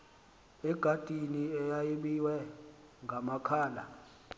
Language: Xhosa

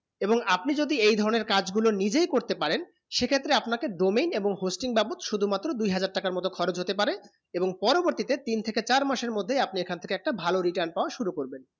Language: Bangla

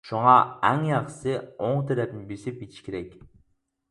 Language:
Uyghur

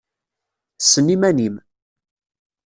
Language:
Kabyle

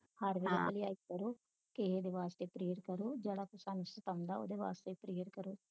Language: Punjabi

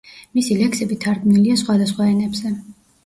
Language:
Georgian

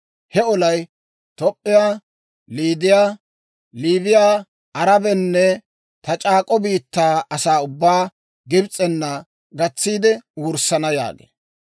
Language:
Dawro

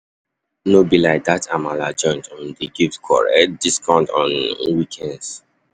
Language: Nigerian Pidgin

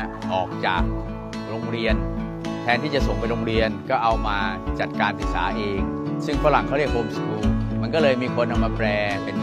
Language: Thai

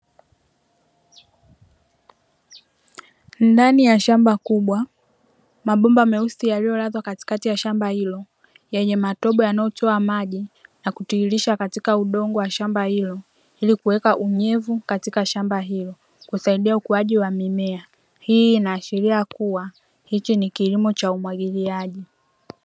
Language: Swahili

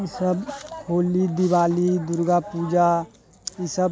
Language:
Maithili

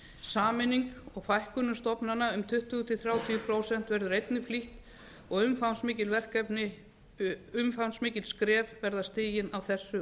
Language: Icelandic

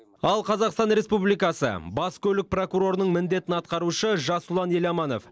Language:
Kazakh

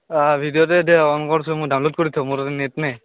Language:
Assamese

